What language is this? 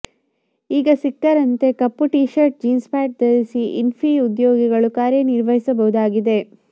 Kannada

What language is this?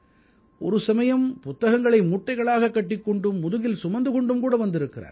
Tamil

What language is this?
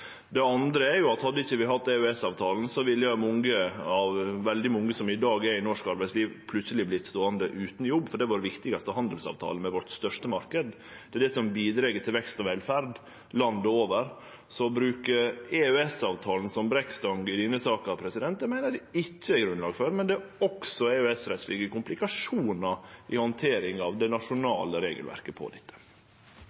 Norwegian Nynorsk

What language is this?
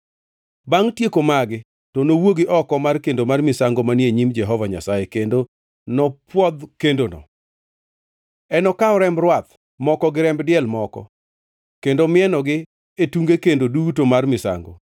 Luo (Kenya and Tanzania)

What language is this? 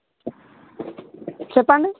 Telugu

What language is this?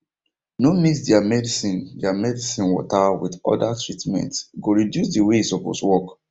Nigerian Pidgin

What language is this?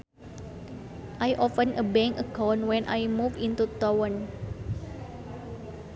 Sundanese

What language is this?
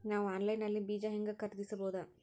Kannada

